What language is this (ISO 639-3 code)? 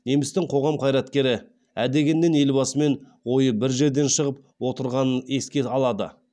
kaz